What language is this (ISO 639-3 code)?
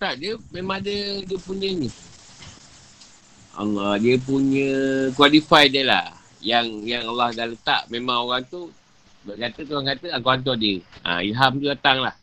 msa